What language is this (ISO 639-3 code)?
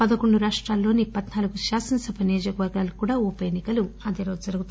tel